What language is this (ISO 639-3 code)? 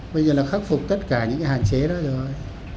vie